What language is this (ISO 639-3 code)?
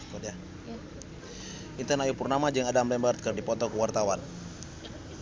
sun